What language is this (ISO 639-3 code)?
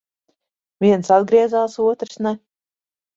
lav